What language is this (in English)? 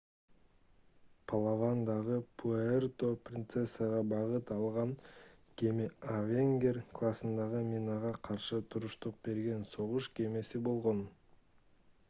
Kyrgyz